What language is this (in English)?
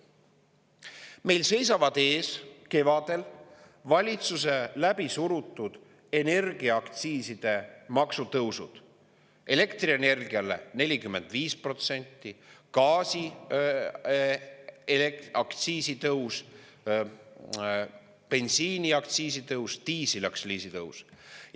Estonian